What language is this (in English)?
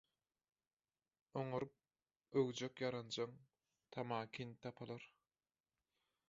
Turkmen